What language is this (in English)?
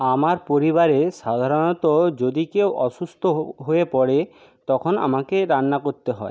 Bangla